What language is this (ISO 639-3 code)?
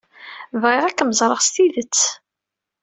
kab